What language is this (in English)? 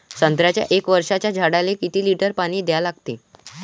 Marathi